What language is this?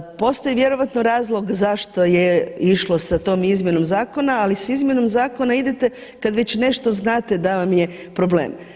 Croatian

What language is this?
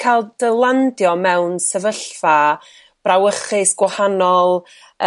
Welsh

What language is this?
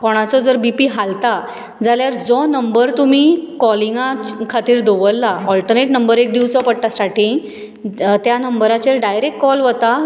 Konkani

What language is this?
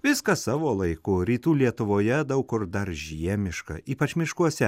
Lithuanian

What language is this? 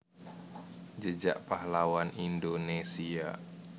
Javanese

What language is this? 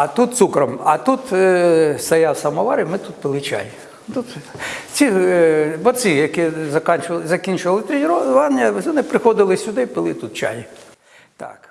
Ukrainian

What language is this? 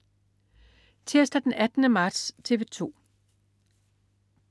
Danish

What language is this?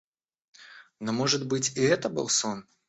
Russian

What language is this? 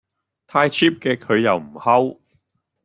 Cantonese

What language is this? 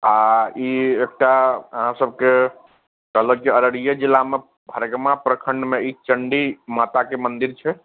Maithili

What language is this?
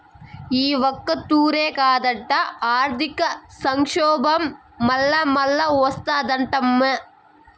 Telugu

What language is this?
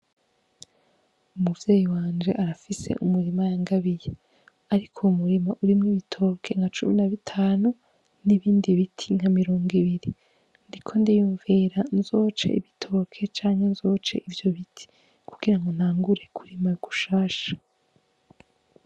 Rundi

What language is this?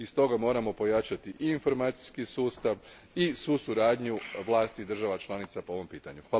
Croatian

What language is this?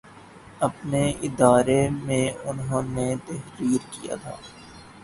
Urdu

